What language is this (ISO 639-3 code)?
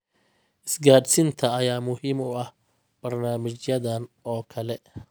som